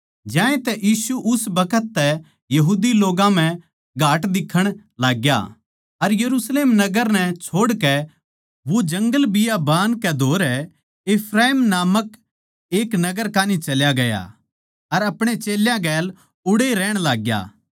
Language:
Haryanvi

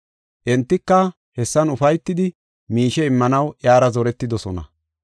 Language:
Gofa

